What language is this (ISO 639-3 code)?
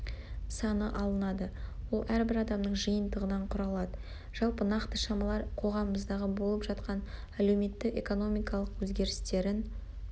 kaz